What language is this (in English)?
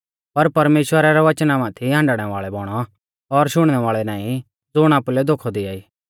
Mahasu Pahari